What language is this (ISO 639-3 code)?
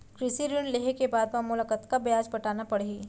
hne